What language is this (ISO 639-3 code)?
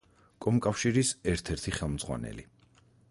kat